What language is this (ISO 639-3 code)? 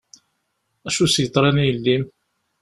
kab